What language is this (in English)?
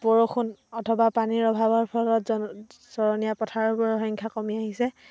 Assamese